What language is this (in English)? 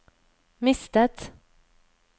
Norwegian